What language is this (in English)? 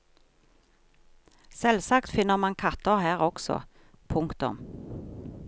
Norwegian